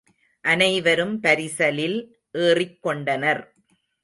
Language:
Tamil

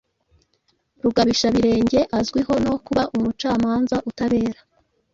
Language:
Kinyarwanda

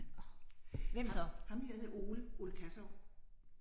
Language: Danish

